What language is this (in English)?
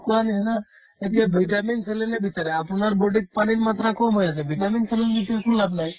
Assamese